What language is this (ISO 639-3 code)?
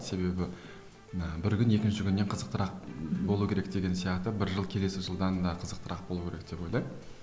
kaz